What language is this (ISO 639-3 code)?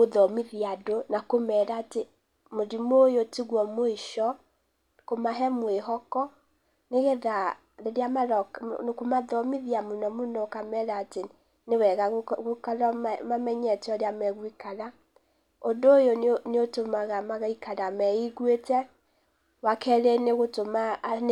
kik